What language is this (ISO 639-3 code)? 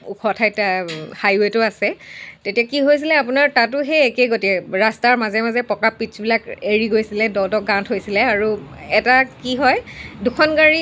asm